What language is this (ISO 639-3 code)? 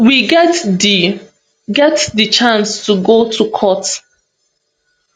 pcm